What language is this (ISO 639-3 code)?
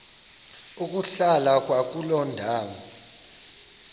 xho